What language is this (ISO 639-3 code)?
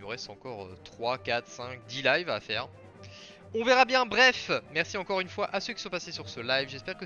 fra